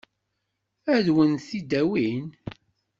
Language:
Kabyle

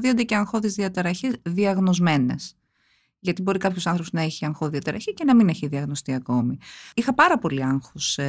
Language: Greek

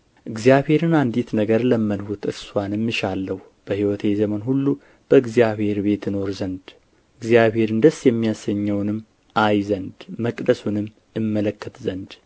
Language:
Amharic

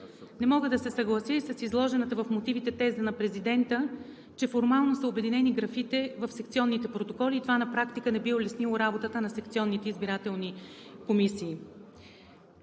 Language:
Bulgarian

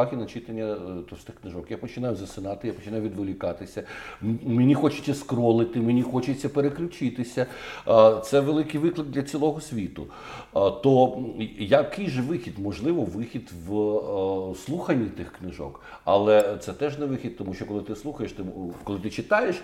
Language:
Ukrainian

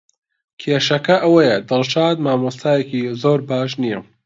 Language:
Central Kurdish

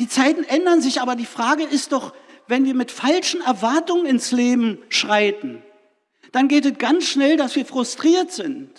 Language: German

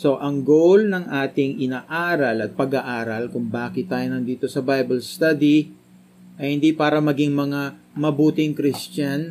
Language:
Filipino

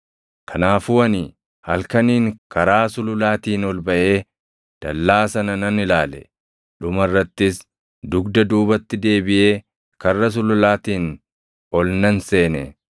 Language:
Oromo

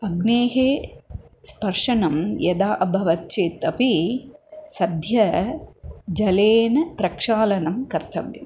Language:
Sanskrit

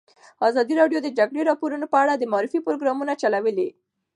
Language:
Pashto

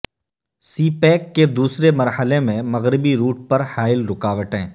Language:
Urdu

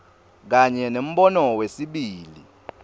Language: Swati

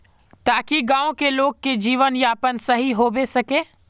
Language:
Magahi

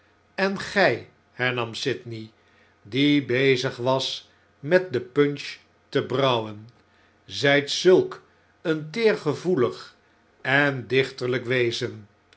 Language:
Dutch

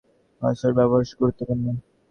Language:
Bangla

